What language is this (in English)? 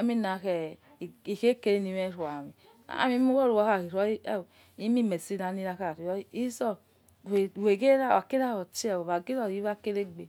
Yekhee